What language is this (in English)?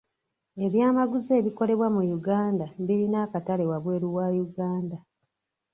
Ganda